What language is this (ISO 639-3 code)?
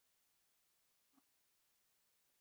spa